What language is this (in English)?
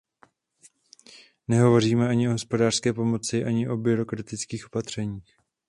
Czech